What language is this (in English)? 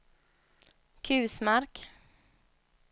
Swedish